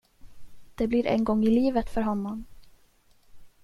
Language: Swedish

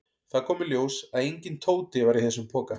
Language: Icelandic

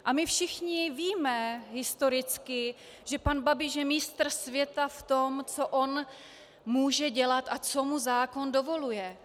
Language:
Czech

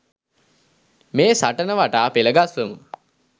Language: Sinhala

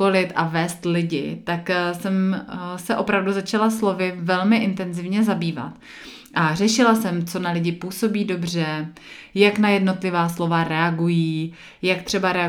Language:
Czech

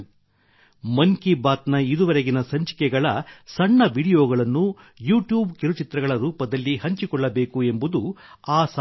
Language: Kannada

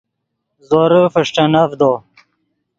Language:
Yidgha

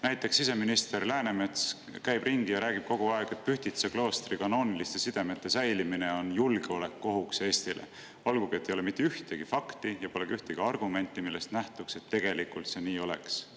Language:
Estonian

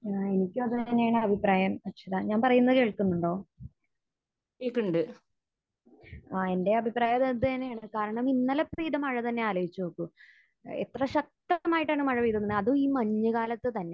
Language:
Malayalam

